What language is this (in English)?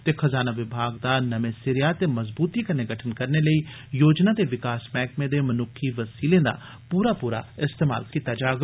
Dogri